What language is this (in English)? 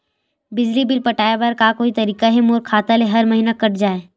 Chhattisgarhi